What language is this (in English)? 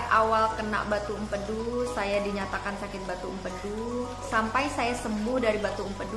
Indonesian